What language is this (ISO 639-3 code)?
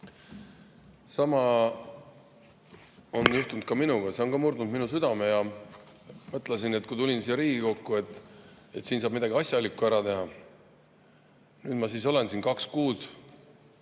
est